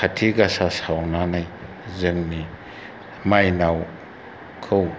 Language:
Bodo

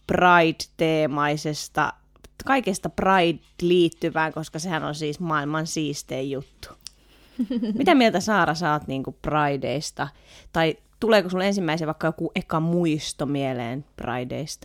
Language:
Finnish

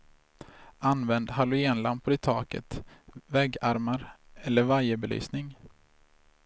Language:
Swedish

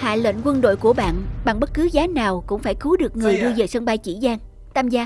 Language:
Vietnamese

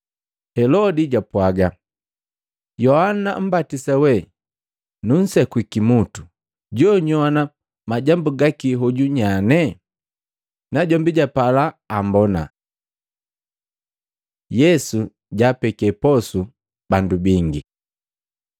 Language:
Matengo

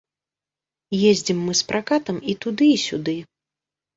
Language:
Belarusian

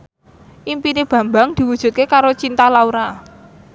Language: Javanese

